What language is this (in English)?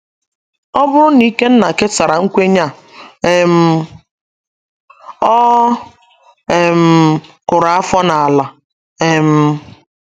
Igbo